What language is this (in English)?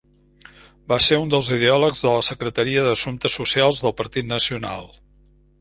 Catalan